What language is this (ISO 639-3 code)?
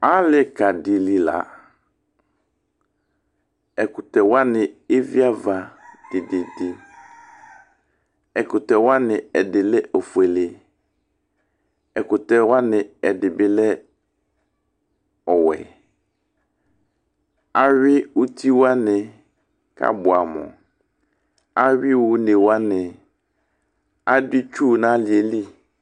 kpo